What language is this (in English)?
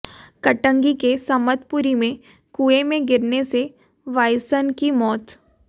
Hindi